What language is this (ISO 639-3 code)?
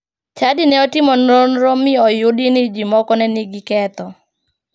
luo